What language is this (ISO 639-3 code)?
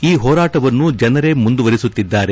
kan